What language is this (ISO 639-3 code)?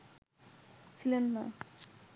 ben